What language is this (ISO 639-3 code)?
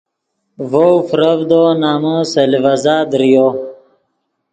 ydg